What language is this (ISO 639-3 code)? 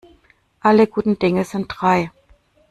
deu